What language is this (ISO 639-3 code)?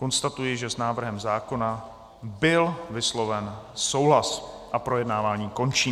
ces